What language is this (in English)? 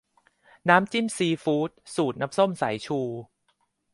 Thai